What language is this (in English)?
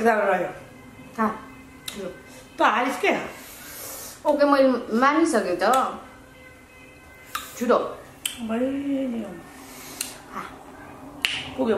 English